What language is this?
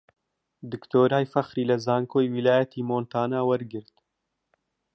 Central Kurdish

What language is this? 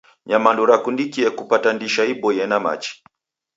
Taita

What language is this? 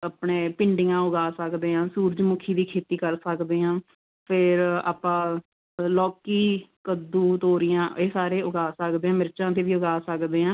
Punjabi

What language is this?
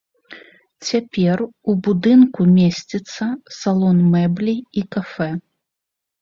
Belarusian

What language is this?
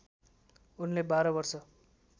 Nepali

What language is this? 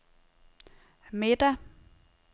Danish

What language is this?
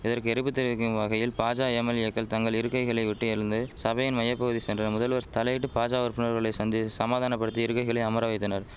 Tamil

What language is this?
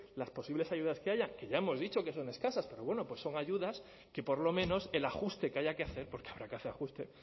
Spanish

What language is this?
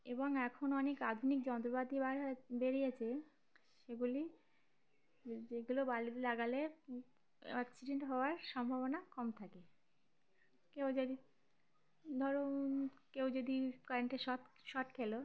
Bangla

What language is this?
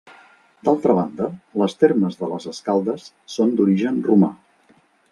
Catalan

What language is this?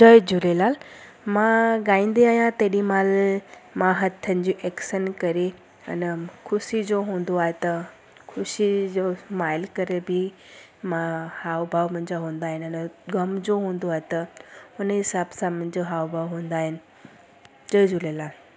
Sindhi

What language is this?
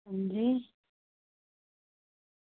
Dogri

